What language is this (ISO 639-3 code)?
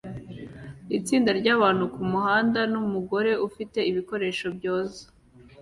kin